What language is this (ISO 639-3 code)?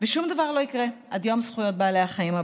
heb